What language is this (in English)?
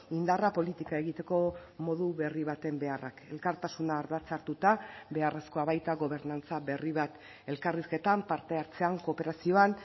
Basque